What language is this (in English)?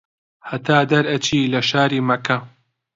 Central Kurdish